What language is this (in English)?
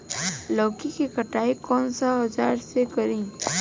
Bhojpuri